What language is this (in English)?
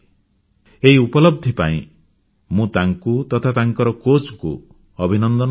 Odia